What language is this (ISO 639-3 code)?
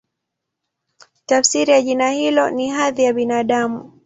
swa